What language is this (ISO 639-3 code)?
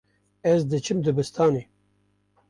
kur